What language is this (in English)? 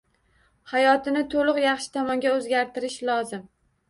Uzbek